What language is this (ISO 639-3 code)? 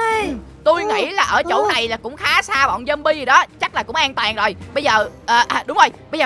vie